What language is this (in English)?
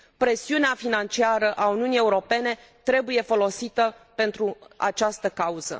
Romanian